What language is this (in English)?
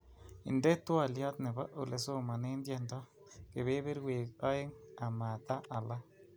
Kalenjin